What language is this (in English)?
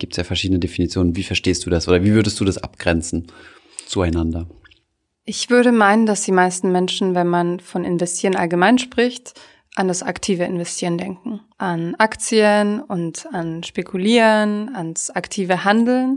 German